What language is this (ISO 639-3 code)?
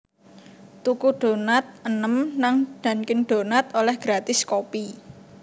jav